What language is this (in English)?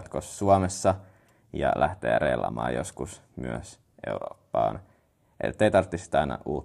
Finnish